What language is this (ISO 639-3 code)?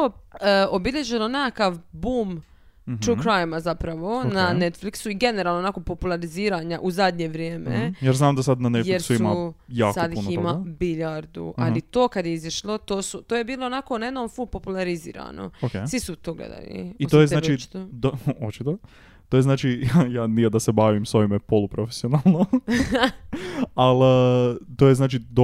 hrv